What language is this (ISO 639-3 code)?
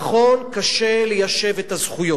heb